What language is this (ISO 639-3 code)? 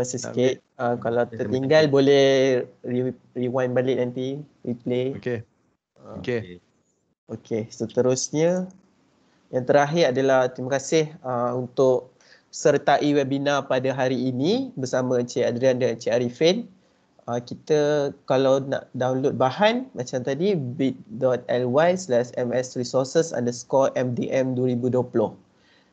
msa